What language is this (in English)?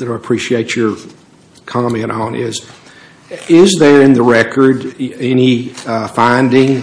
English